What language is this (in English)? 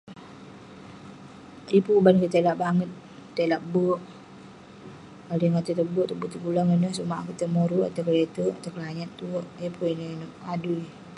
Western Penan